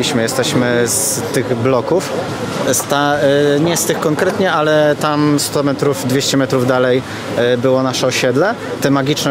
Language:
Polish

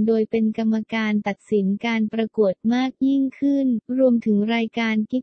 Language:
Thai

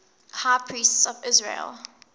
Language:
English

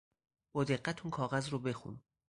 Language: Persian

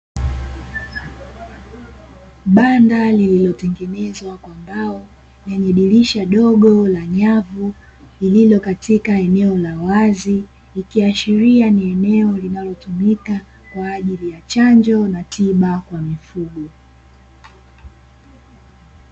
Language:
Swahili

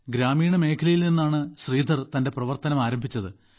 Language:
Malayalam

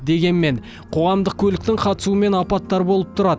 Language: Kazakh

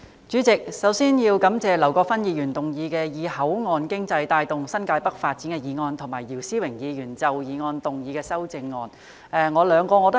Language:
Cantonese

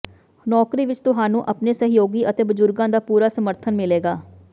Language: Punjabi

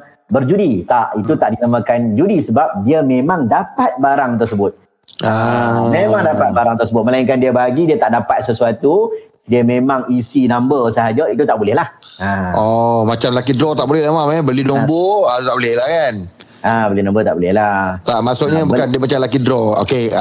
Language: Malay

